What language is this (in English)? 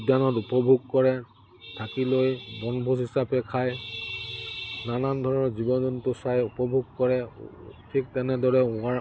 Assamese